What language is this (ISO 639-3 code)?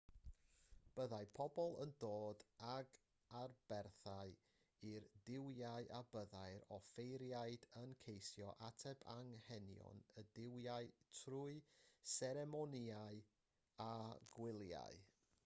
cym